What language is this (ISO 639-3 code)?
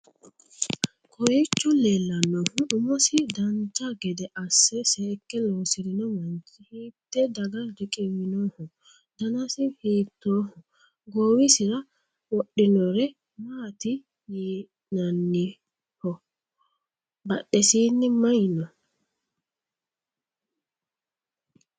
sid